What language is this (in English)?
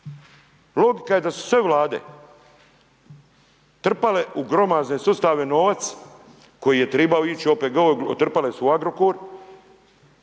Croatian